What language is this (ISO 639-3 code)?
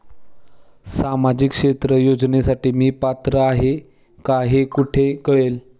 mar